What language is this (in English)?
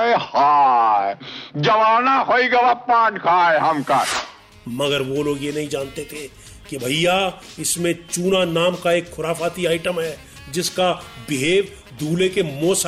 Hindi